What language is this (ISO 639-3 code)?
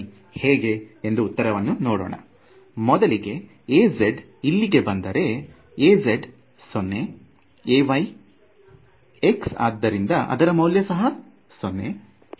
kan